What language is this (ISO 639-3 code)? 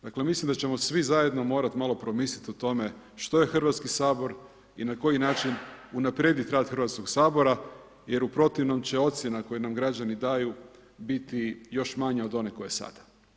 hrv